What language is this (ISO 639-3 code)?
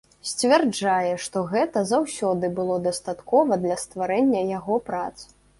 bel